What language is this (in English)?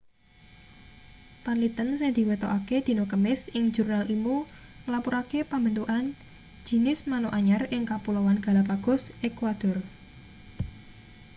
Javanese